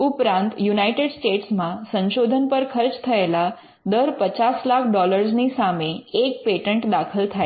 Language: Gujarati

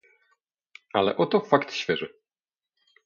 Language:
Polish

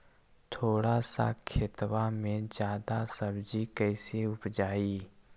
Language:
Magahi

